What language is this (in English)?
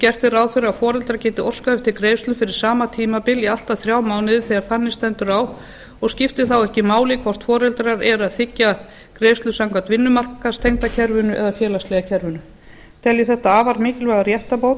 Icelandic